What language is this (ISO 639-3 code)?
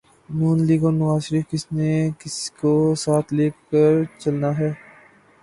urd